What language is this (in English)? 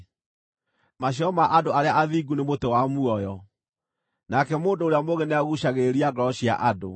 Kikuyu